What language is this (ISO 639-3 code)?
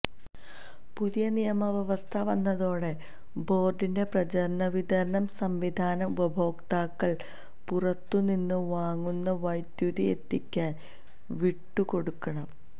mal